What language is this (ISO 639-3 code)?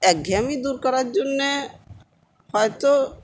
ben